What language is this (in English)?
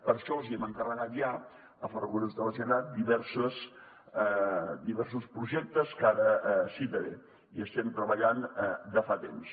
Catalan